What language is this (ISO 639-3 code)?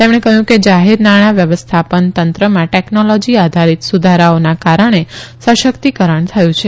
guj